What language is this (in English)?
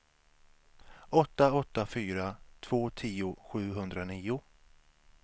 Swedish